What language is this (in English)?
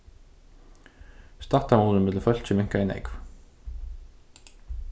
Faroese